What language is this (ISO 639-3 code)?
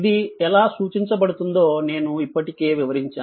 tel